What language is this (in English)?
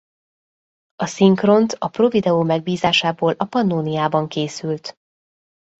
Hungarian